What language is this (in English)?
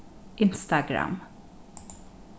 Faroese